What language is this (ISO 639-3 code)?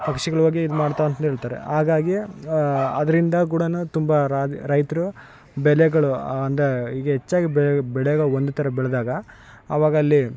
kan